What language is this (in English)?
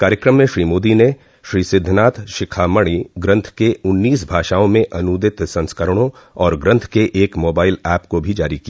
Hindi